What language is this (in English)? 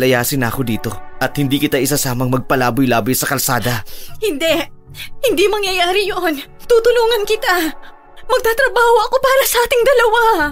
Filipino